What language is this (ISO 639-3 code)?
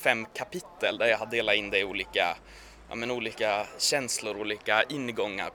swe